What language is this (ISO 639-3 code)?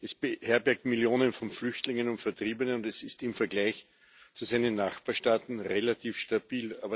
deu